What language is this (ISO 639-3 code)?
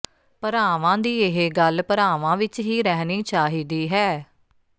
pan